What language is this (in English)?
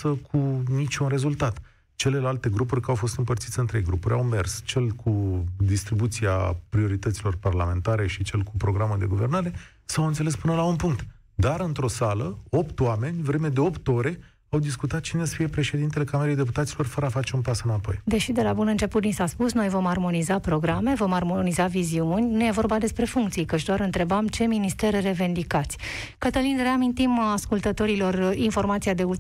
Romanian